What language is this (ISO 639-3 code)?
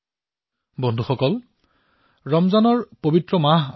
asm